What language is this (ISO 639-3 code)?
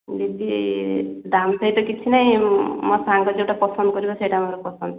ori